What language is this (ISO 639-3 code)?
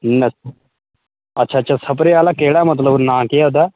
doi